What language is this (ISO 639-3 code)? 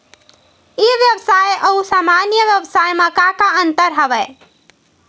hne